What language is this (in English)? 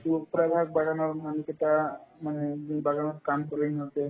Assamese